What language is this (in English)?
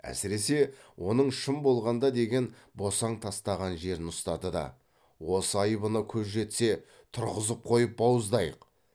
Kazakh